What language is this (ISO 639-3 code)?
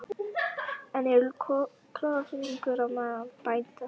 isl